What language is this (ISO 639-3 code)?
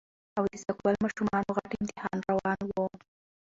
pus